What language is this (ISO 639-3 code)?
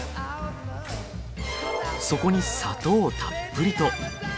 jpn